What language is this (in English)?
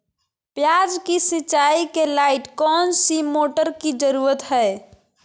Magahi